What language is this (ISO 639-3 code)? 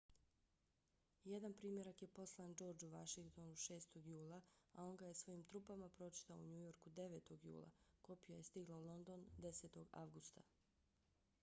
bos